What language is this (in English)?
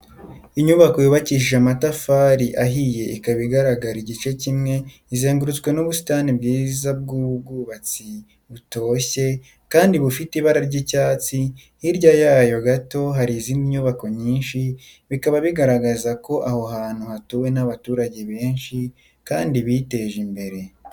Kinyarwanda